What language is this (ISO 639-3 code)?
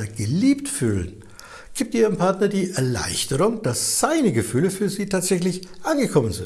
deu